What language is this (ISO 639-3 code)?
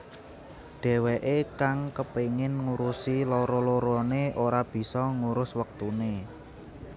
jav